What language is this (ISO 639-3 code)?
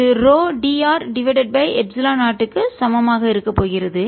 tam